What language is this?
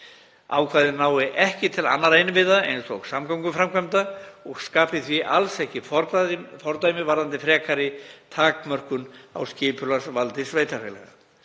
Icelandic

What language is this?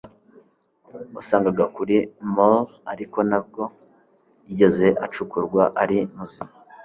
Kinyarwanda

